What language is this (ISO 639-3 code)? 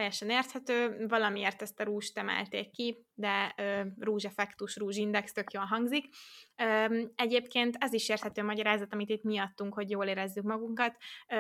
hun